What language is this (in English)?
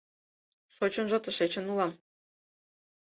Mari